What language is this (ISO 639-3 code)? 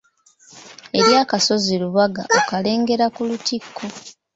lug